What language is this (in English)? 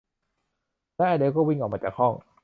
Thai